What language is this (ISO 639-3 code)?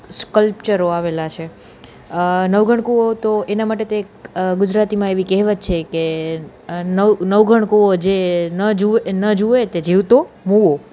guj